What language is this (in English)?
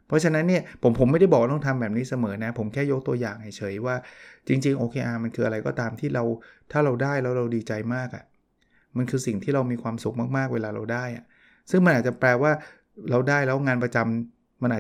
Thai